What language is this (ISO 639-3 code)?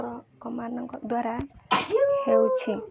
ori